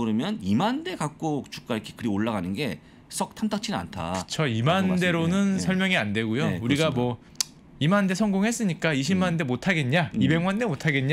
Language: Korean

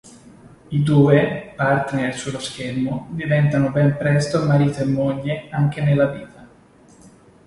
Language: Italian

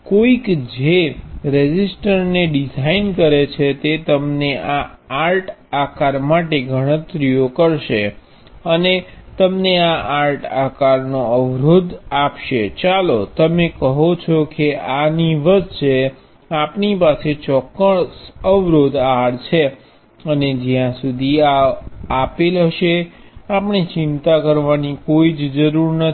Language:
Gujarati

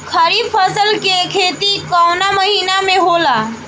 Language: Bhojpuri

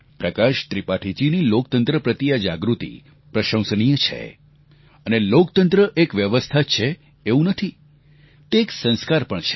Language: Gujarati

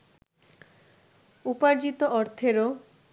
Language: Bangla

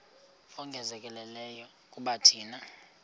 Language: Xhosa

